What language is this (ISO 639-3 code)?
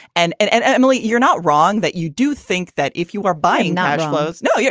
eng